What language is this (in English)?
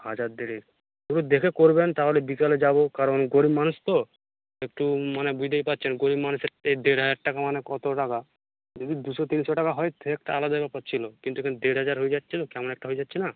Bangla